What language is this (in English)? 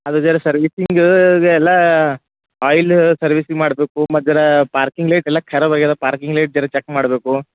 Kannada